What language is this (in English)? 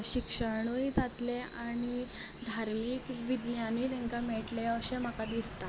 Konkani